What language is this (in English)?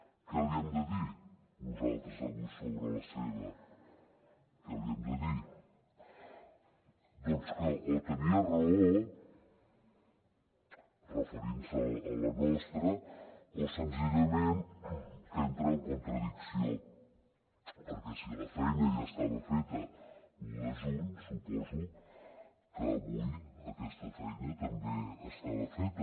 Catalan